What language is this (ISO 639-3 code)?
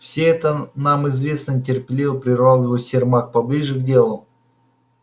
rus